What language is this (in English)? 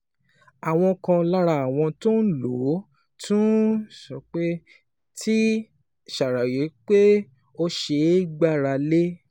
Yoruba